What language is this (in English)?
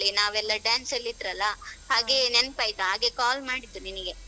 Kannada